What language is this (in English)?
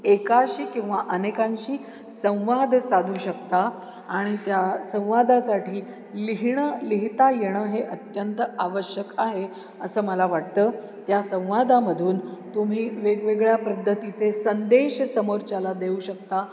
Marathi